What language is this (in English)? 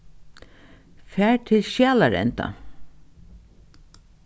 Faroese